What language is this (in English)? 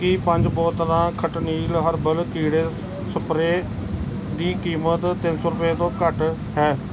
Punjabi